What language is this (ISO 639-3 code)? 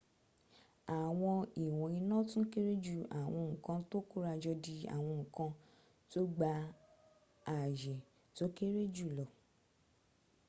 yor